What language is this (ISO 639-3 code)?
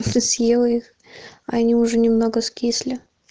rus